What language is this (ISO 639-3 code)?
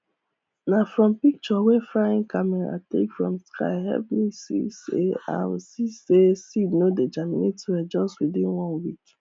pcm